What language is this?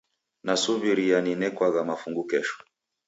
Taita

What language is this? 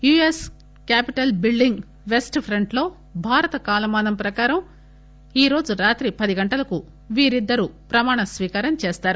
Telugu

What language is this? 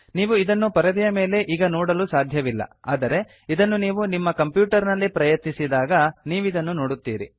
Kannada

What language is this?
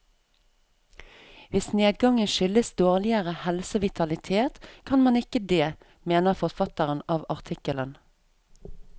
Norwegian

